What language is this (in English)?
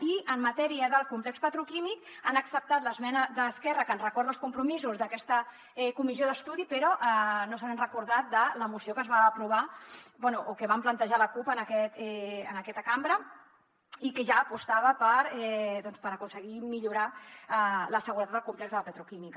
Catalan